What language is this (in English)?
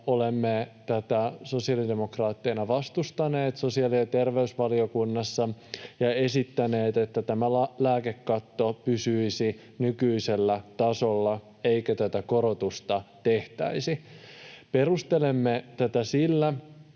Finnish